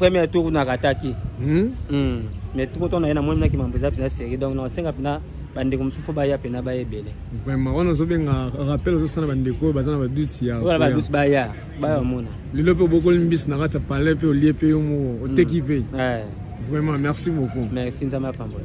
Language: French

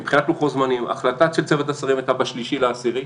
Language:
Hebrew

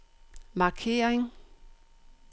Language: Danish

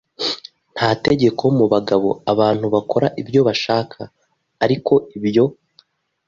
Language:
Kinyarwanda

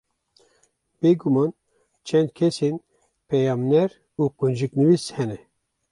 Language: Kurdish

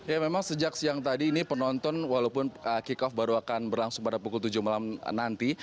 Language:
Indonesian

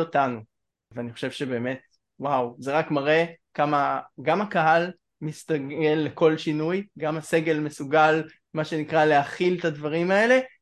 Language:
Hebrew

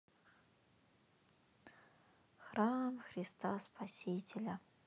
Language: Russian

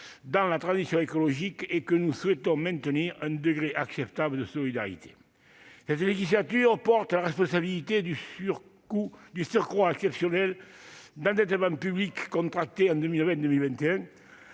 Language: French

